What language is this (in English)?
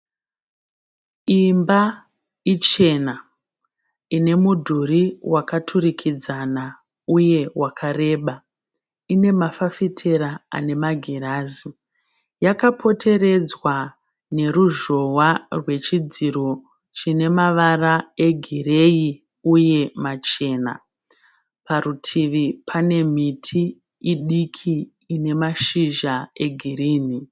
Shona